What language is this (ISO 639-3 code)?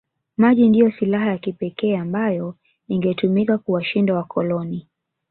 swa